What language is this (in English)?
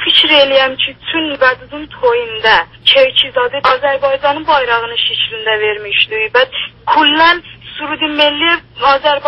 Lithuanian